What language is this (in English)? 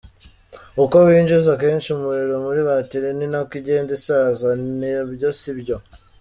Kinyarwanda